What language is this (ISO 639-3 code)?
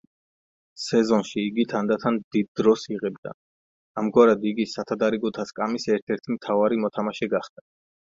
kat